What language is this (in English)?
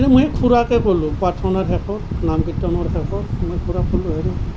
Assamese